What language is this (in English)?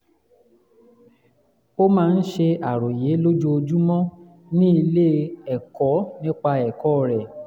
Yoruba